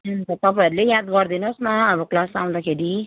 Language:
Nepali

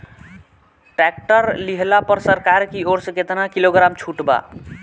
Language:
Bhojpuri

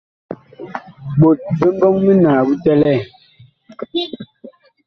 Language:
Bakoko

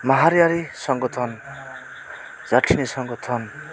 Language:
Bodo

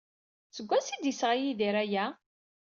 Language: Kabyle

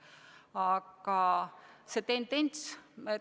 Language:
Estonian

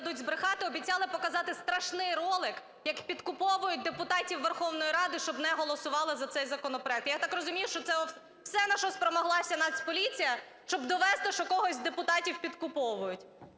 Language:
Ukrainian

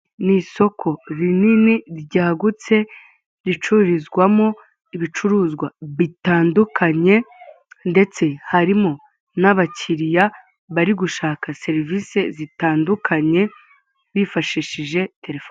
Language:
Kinyarwanda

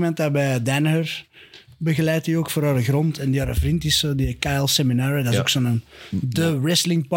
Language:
Dutch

